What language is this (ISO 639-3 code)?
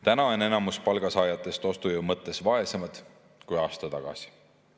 est